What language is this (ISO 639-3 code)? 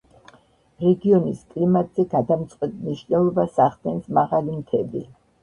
kat